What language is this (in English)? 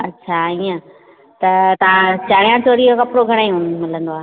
Sindhi